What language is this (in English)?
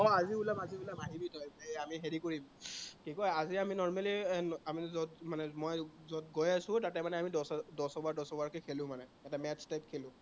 Assamese